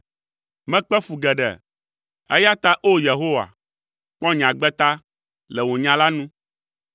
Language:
Ewe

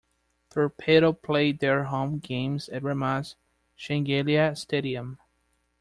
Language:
English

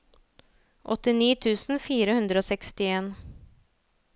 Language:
Norwegian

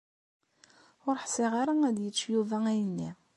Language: Kabyle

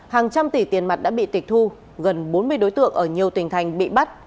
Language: Vietnamese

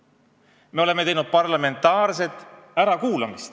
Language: Estonian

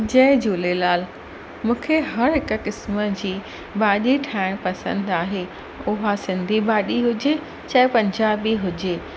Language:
Sindhi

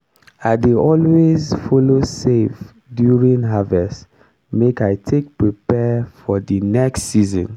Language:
Nigerian Pidgin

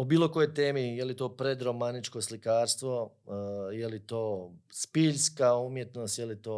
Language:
Croatian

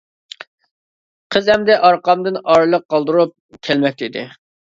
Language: Uyghur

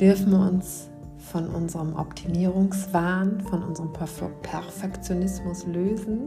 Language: German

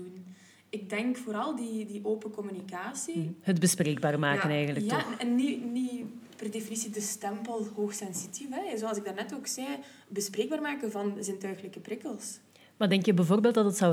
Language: Dutch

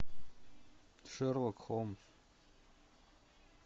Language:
Russian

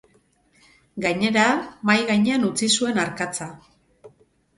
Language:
Basque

